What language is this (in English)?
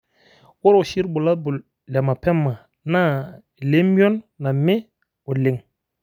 Masai